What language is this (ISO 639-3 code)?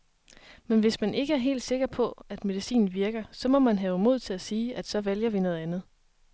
dan